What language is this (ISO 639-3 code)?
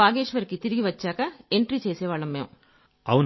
tel